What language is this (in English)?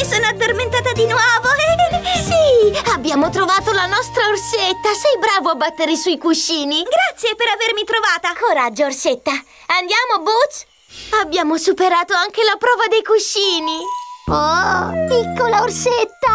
Italian